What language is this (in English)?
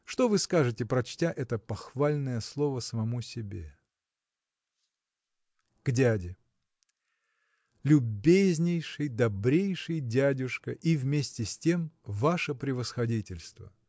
Russian